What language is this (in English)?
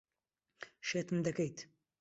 Central Kurdish